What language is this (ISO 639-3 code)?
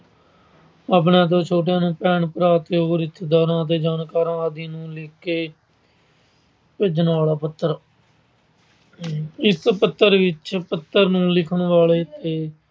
pan